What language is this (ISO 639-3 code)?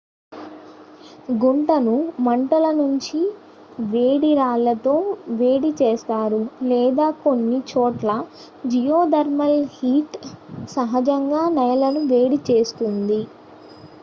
tel